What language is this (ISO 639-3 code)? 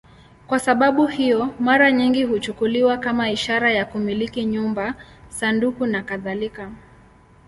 swa